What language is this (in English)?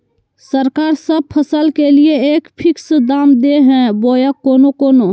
Magahi